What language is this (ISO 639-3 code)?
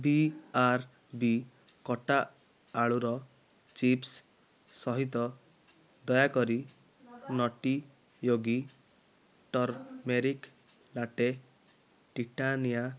ori